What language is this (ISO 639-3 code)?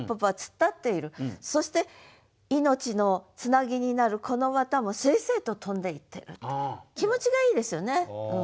jpn